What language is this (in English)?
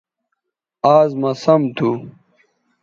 Bateri